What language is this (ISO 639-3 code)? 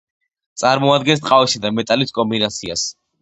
kat